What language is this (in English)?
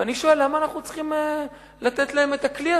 Hebrew